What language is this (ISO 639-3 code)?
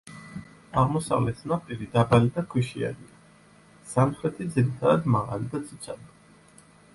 kat